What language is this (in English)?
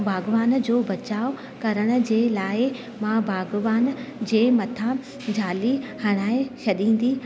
Sindhi